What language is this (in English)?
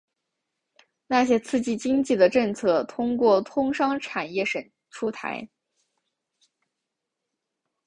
Chinese